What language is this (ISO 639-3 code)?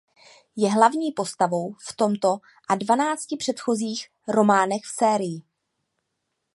ces